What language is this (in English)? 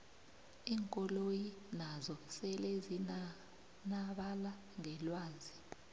South Ndebele